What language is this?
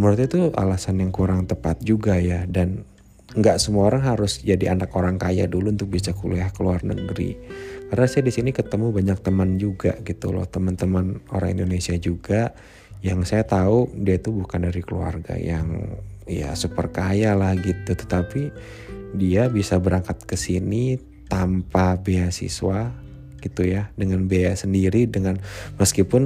Indonesian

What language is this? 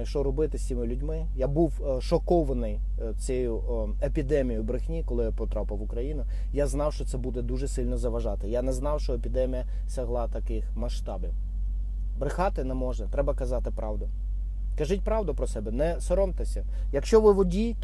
Ukrainian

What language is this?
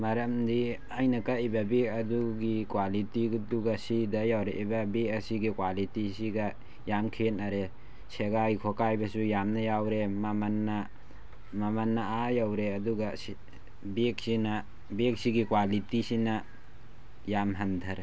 Manipuri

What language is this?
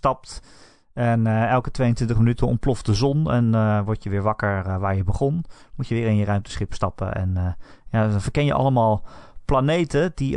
Dutch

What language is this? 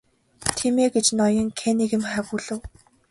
Mongolian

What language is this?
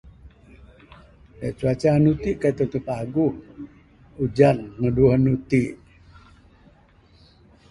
Bukar-Sadung Bidayuh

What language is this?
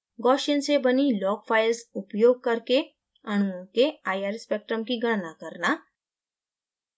Hindi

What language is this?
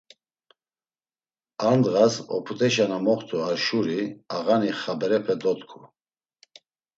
Laz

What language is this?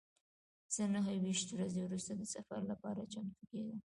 Pashto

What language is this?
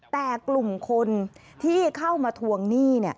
Thai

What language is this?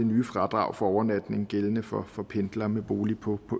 Danish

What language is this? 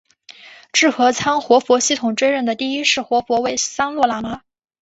Chinese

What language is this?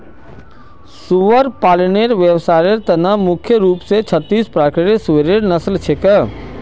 Magahi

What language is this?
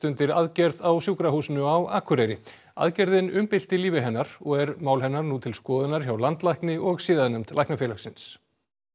Icelandic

